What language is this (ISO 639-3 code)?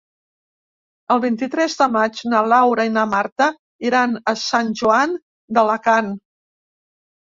cat